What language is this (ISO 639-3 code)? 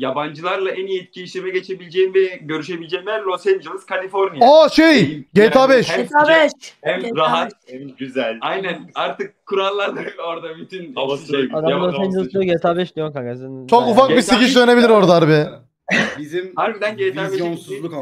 tur